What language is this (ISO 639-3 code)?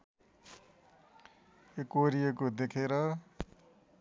nep